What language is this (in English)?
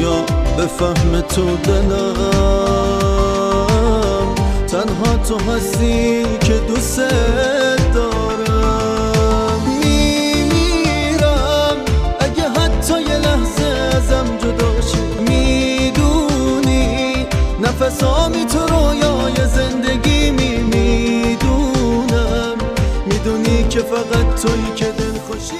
Persian